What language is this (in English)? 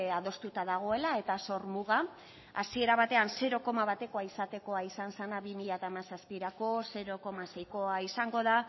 Basque